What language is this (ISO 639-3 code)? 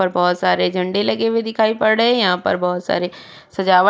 hin